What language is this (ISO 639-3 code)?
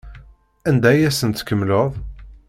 kab